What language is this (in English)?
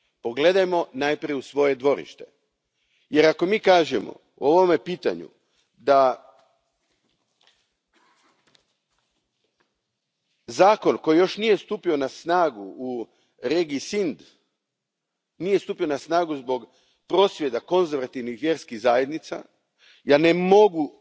Croatian